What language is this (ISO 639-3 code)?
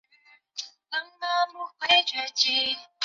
zho